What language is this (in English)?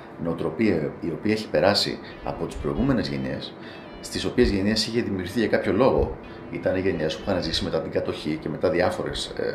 Greek